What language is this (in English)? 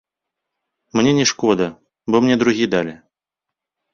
Belarusian